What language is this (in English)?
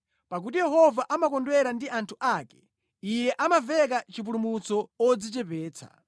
Nyanja